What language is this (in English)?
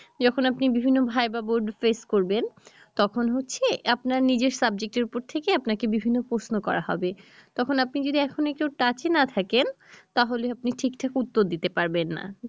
Bangla